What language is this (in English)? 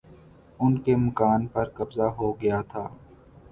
Urdu